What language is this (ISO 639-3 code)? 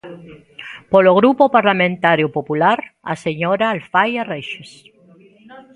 glg